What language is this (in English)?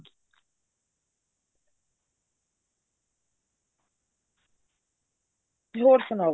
Punjabi